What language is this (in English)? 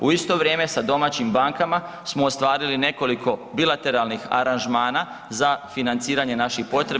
Croatian